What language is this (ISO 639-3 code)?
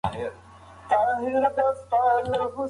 pus